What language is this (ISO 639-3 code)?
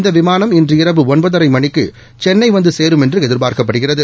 tam